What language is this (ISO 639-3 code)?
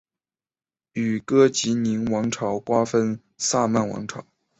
zho